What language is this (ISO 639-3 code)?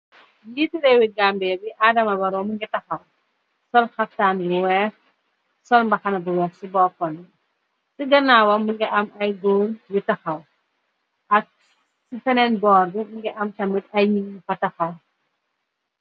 wol